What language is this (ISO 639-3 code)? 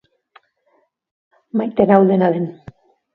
eus